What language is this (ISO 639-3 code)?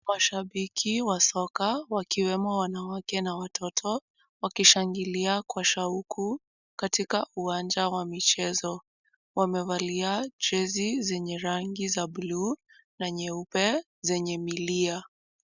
swa